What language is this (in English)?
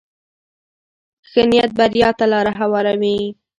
Pashto